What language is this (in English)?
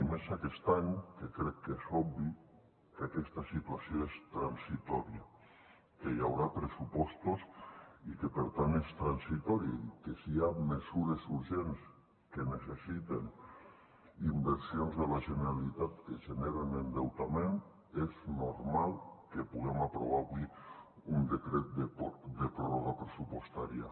Catalan